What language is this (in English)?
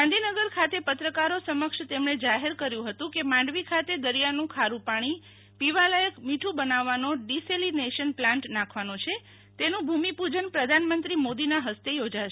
Gujarati